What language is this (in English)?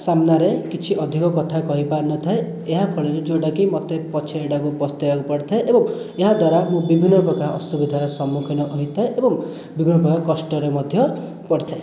Odia